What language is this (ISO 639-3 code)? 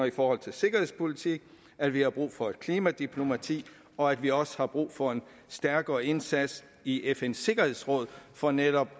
dan